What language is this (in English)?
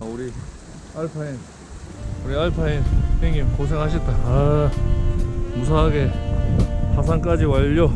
Korean